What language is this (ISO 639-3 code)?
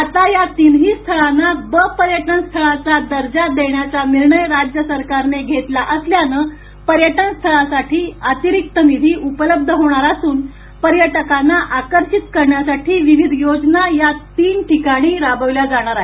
mar